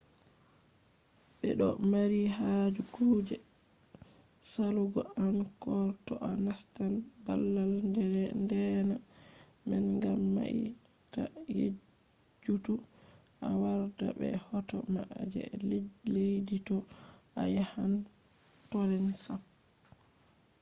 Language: Fula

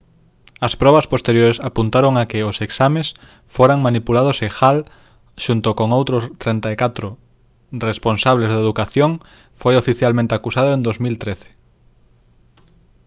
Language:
Galician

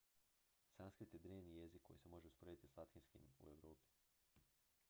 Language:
Croatian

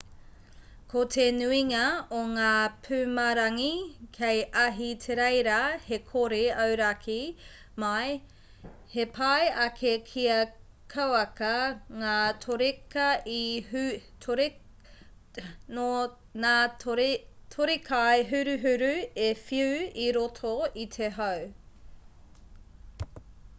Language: Māori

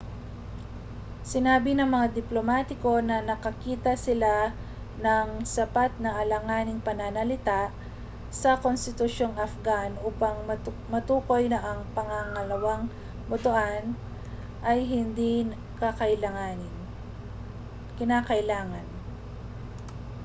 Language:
Filipino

